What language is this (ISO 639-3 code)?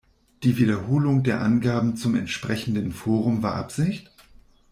deu